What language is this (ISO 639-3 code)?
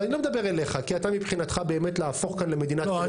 heb